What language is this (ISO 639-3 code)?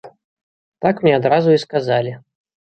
bel